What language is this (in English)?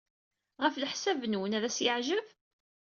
Kabyle